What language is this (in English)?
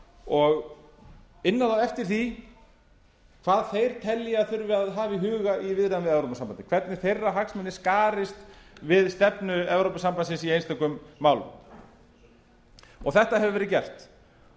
Icelandic